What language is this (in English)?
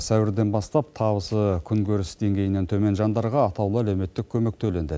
Kazakh